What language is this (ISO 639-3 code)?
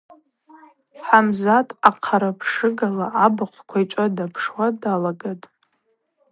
abq